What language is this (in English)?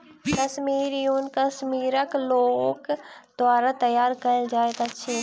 Maithili